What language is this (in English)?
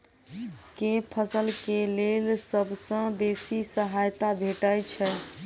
Maithili